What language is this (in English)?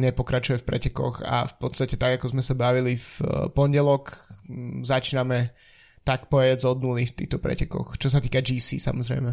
Slovak